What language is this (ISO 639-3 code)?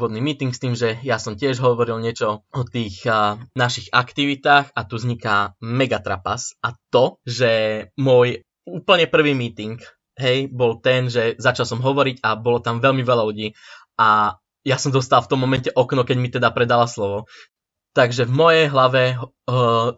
slk